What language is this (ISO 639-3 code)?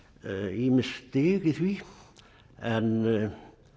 isl